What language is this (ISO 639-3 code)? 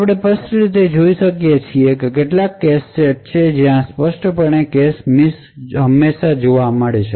guj